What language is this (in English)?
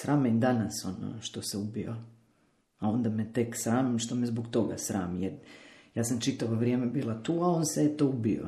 Croatian